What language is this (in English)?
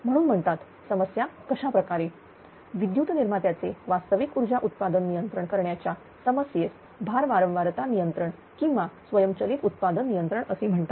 Marathi